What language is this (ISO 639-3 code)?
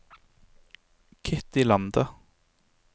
nor